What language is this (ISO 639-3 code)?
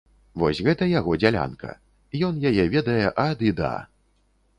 bel